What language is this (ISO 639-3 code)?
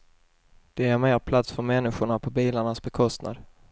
swe